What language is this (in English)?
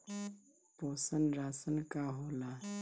Bhojpuri